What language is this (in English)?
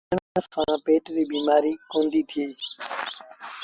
Sindhi Bhil